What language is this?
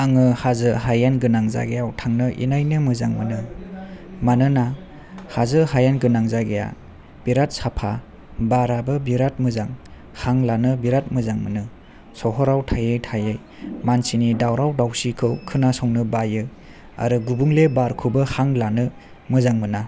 Bodo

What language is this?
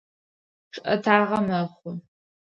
Adyghe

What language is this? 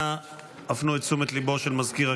Hebrew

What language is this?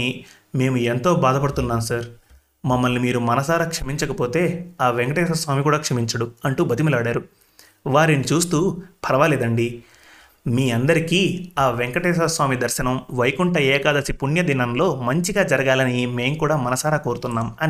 Telugu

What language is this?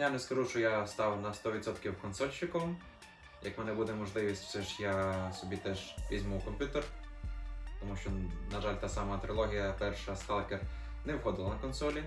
Ukrainian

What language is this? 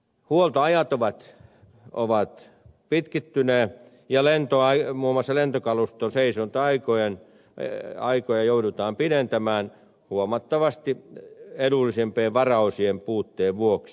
Finnish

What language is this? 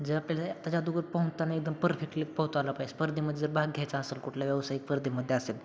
Marathi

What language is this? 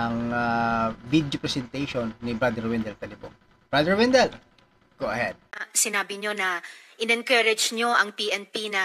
Filipino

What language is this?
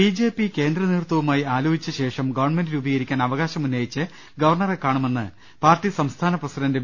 Malayalam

